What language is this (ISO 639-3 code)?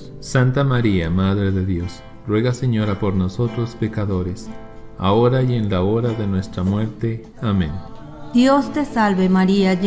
spa